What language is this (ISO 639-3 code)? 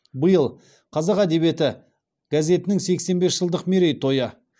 kaz